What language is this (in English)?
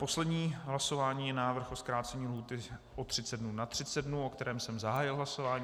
Czech